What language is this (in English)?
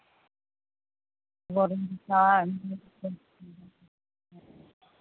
Santali